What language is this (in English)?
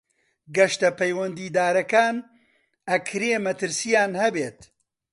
Central Kurdish